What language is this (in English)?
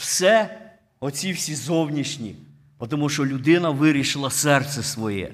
Ukrainian